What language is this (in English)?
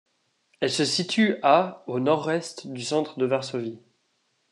French